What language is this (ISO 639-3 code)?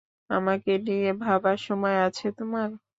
ben